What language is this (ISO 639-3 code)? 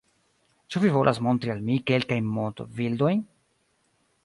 epo